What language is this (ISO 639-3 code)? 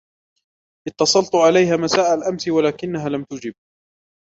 ara